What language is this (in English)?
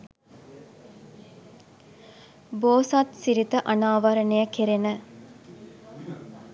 Sinhala